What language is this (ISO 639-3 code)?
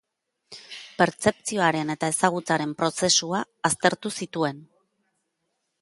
eus